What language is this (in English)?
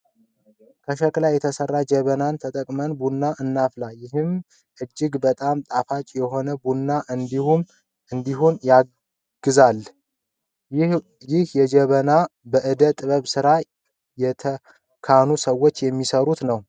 Amharic